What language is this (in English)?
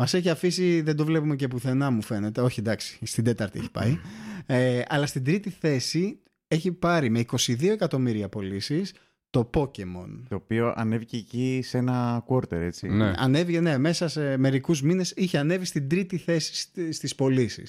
Greek